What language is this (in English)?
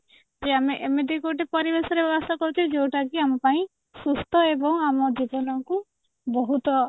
Odia